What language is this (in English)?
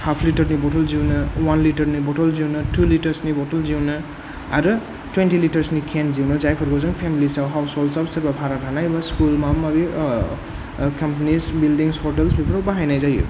Bodo